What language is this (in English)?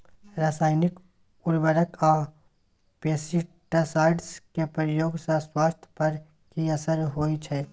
Maithili